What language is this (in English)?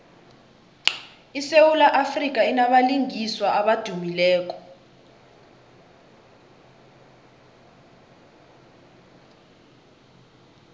South Ndebele